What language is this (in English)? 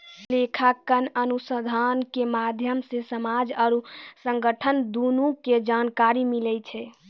Maithili